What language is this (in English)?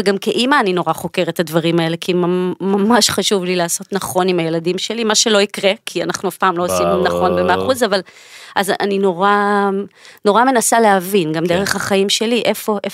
Hebrew